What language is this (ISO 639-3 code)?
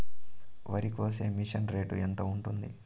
tel